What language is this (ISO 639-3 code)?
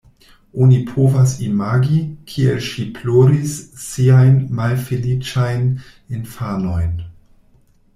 epo